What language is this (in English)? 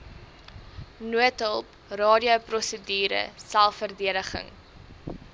Afrikaans